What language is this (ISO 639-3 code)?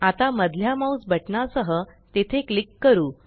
mar